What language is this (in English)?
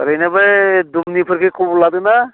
Bodo